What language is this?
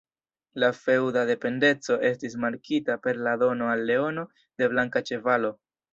Esperanto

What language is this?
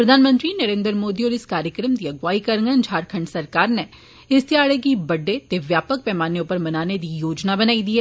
Dogri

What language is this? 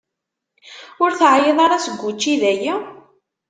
Kabyle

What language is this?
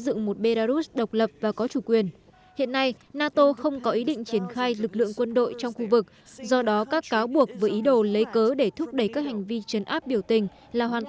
Vietnamese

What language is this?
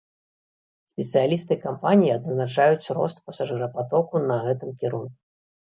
Belarusian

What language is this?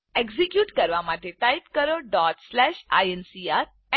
Gujarati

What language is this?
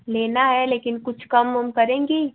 Hindi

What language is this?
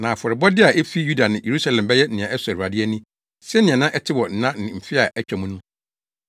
Akan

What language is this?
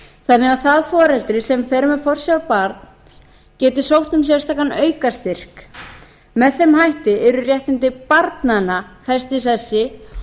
Icelandic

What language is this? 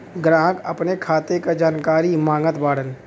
Bhojpuri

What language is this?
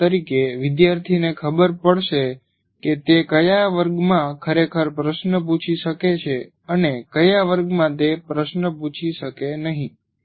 Gujarati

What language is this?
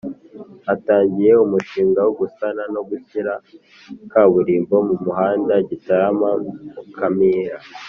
Kinyarwanda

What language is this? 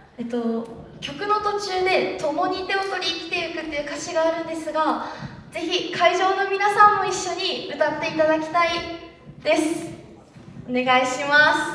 Japanese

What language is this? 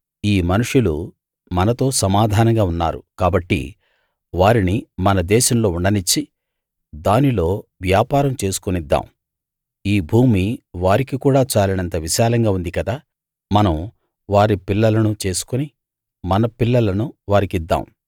Telugu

